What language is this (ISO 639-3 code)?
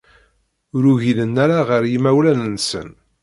kab